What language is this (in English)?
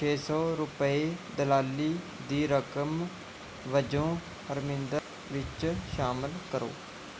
Punjabi